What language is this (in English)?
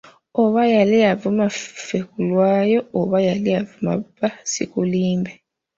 Ganda